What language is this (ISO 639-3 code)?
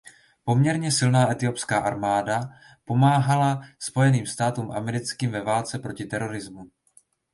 ces